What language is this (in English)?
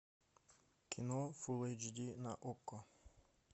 Russian